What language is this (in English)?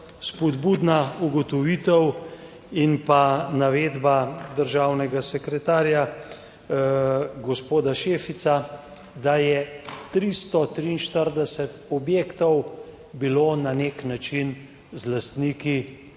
Slovenian